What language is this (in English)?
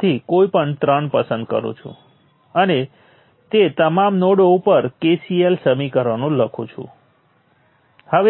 Gujarati